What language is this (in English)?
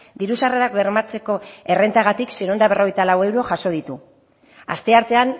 Basque